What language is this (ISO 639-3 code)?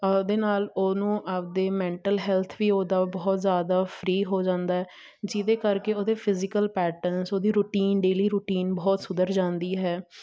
pan